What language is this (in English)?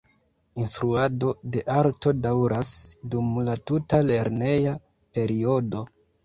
Esperanto